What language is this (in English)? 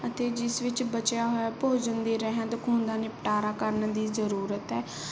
Punjabi